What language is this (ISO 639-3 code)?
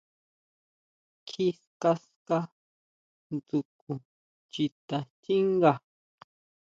mau